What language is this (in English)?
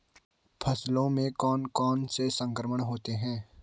Hindi